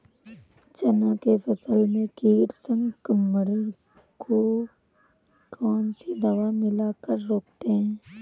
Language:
Hindi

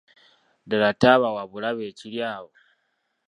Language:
Ganda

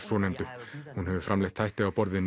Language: Icelandic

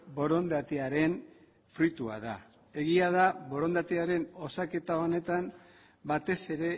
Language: Basque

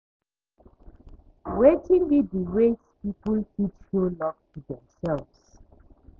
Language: Nigerian Pidgin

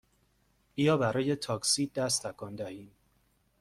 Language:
Persian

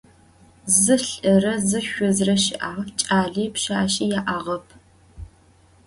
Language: Adyghe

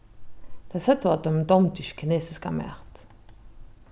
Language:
Faroese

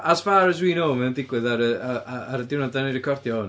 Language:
Welsh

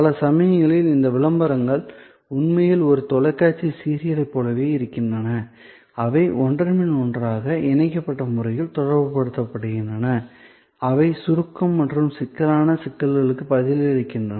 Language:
Tamil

